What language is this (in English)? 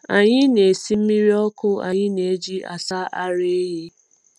Igbo